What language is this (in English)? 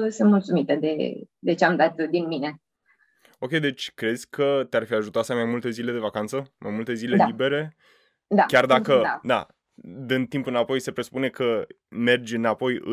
Romanian